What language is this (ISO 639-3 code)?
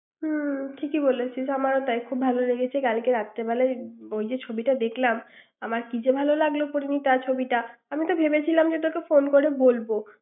ben